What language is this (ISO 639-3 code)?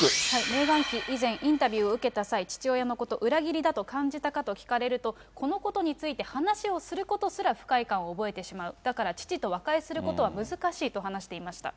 jpn